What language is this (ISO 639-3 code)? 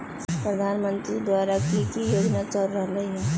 mag